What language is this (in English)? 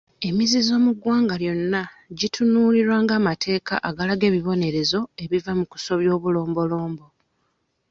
Ganda